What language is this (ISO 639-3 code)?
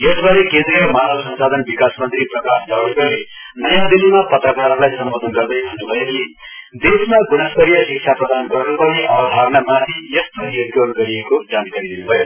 nep